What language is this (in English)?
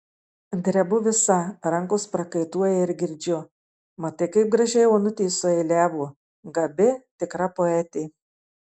Lithuanian